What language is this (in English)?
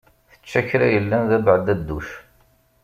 Kabyle